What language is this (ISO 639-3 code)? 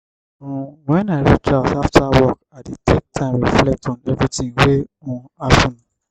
pcm